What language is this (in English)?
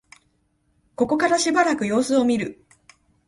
Japanese